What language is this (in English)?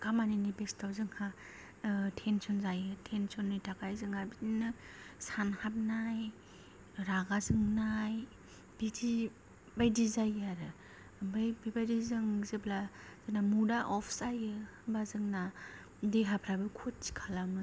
Bodo